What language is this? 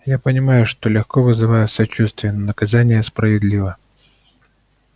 Russian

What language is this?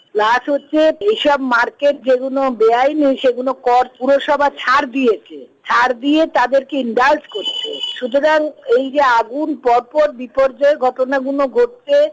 Bangla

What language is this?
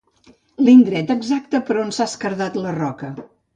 Catalan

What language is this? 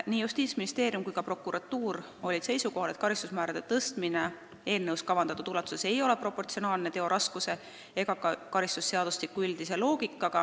Estonian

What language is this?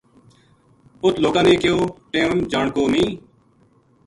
Gujari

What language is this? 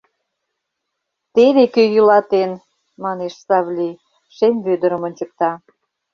Mari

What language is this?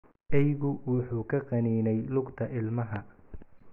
Somali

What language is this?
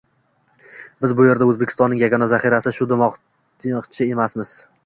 Uzbek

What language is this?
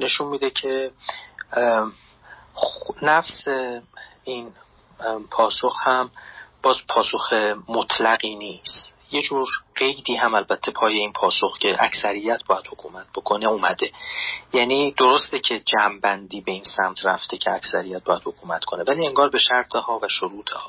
Persian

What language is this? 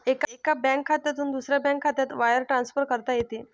Marathi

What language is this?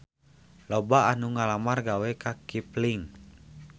Sundanese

